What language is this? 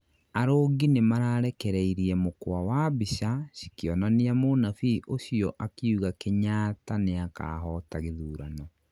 Kikuyu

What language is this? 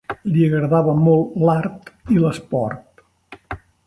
Catalan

